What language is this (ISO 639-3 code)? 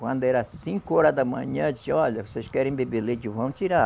por